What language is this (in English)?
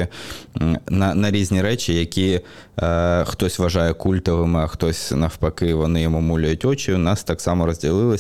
Ukrainian